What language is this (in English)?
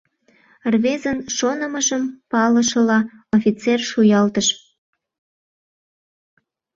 Mari